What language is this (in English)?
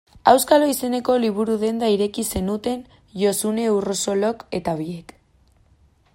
Basque